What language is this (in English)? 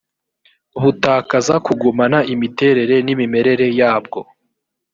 Kinyarwanda